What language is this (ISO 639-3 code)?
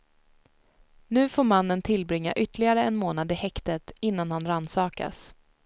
swe